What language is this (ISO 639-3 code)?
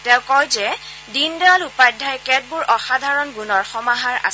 asm